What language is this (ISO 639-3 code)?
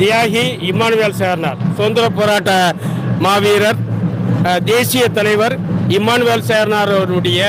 ind